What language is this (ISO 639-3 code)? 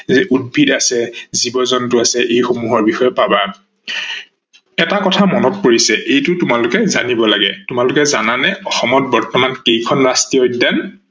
asm